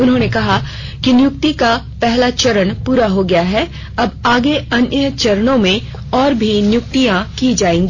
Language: Hindi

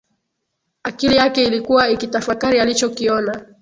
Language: Swahili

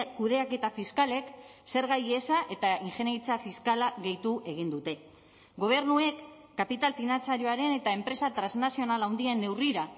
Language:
Basque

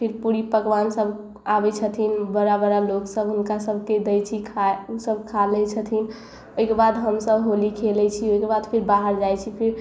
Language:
Maithili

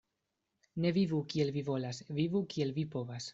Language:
Esperanto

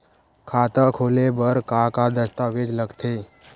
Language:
Chhattisgarhi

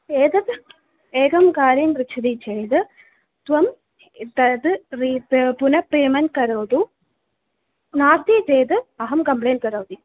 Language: Sanskrit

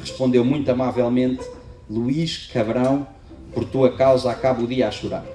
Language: Portuguese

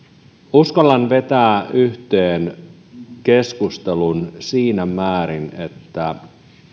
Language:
Finnish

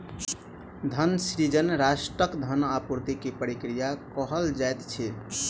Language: Maithili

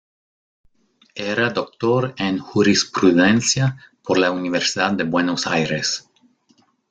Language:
Spanish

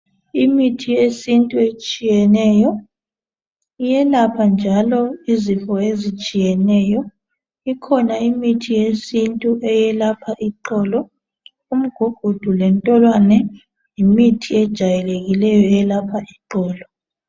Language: North Ndebele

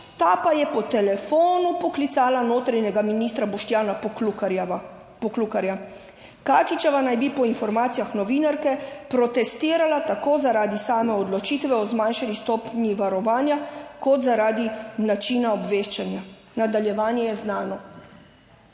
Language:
Slovenian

